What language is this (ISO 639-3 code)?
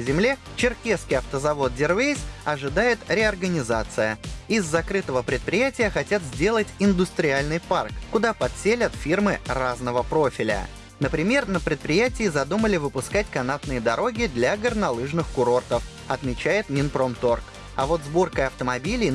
rus